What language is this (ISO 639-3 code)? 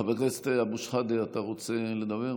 heb